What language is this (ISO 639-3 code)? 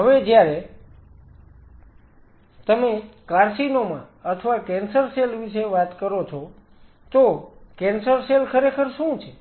guj